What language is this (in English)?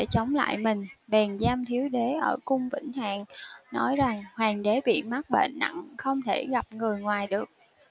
Vietnamese